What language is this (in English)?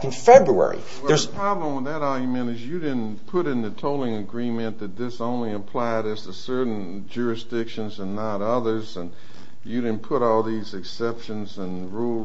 English